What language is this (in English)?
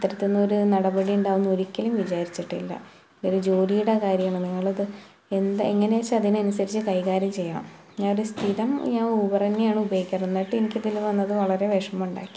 Malayalam